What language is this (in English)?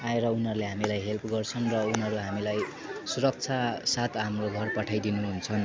Nepali